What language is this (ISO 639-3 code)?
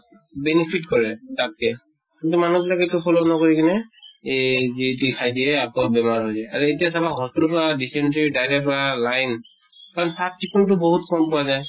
asm